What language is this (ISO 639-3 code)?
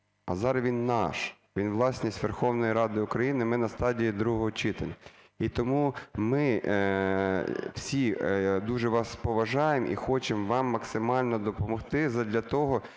ukr